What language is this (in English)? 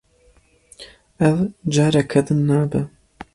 Kurdish